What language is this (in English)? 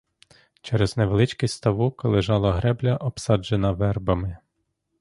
Ukrainian